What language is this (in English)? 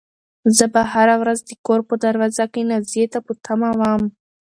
Pashto